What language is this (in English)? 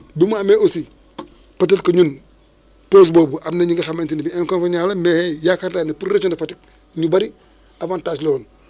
Wolof